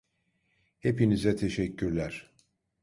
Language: Turkish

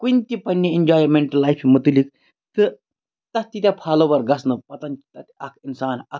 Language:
Kashmiri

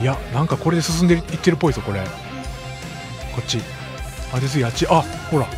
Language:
Japanese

